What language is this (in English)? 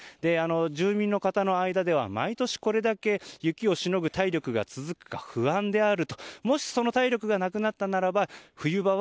Japanese